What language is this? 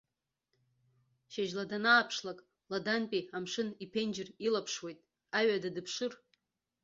Abkhazian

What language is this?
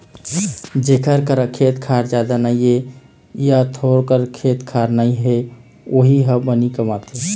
Chhattisgarhi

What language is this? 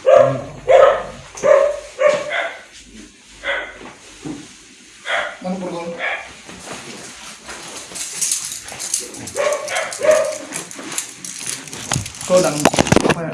Indonesian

